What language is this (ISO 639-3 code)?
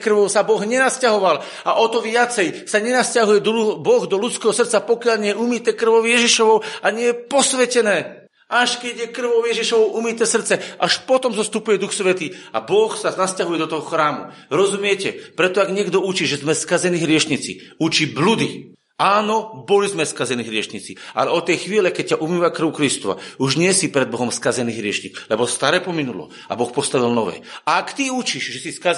slk